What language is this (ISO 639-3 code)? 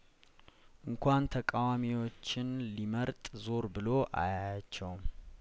amh